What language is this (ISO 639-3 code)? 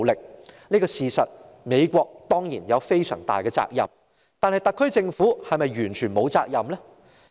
yue